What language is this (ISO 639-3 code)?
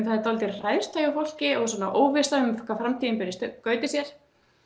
isl